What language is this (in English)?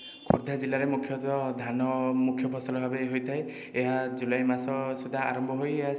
Odia